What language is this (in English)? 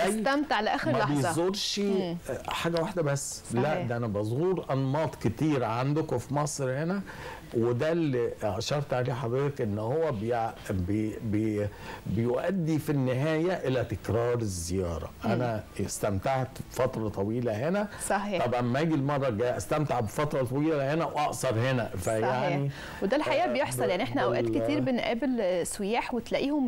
Arabic